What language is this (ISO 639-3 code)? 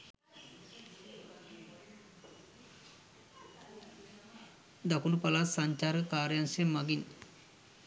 sin